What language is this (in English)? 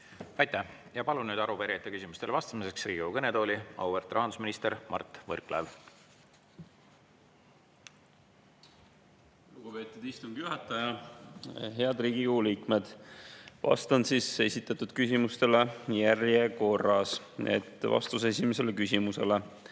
Estonian